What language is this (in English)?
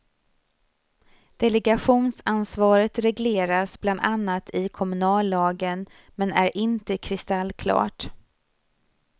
Swedish